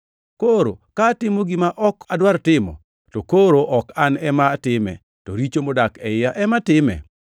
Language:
Luo (Kenya and Tanzania)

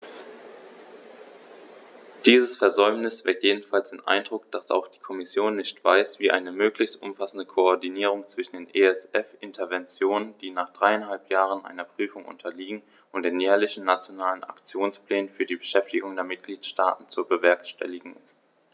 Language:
German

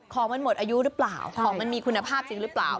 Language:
Thai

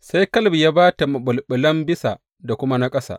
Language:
Hausa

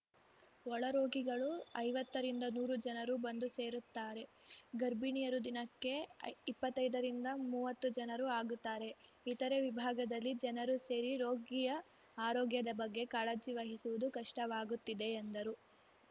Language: Kannada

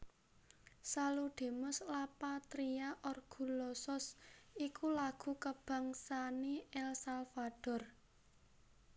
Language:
Javanese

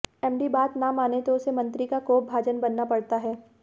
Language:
Hindi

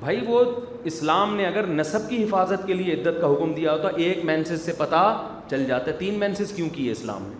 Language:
Urdu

